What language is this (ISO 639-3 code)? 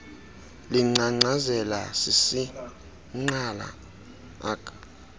xho